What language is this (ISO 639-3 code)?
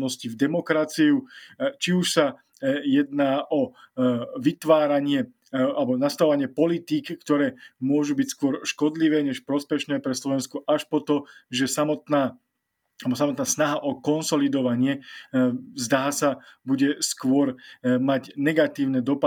slk